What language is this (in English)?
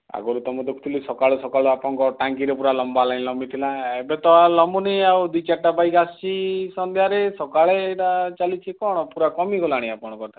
Odia